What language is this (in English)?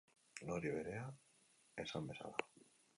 Basque